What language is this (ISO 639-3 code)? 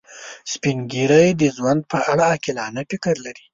pus